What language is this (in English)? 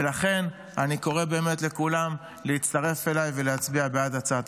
Hebrew